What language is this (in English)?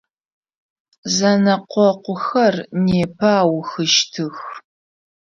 Adyghe